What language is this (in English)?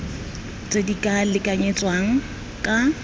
Tswana